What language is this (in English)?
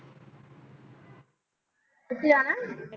Punjabi